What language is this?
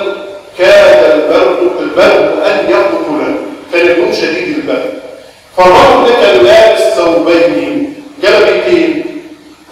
Arabic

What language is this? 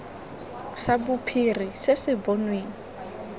Tswana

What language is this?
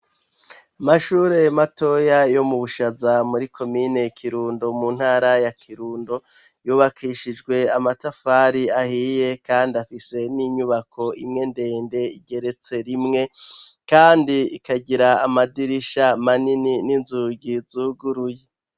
Rundi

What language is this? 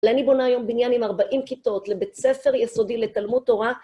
Hebrew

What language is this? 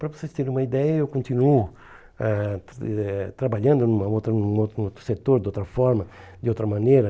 Portuguese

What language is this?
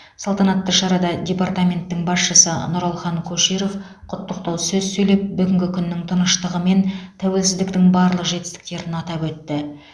Kazakh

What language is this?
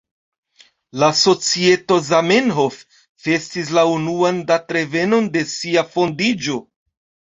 Esperanto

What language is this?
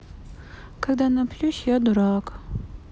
Russian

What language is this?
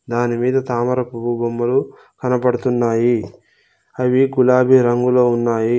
Telugu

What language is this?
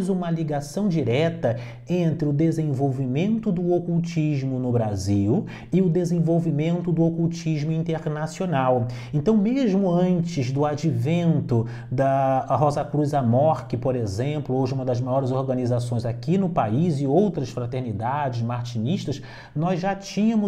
Portuguese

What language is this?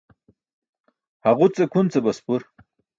Burushaski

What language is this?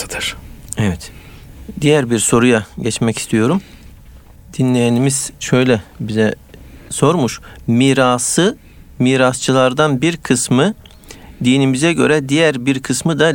Turkish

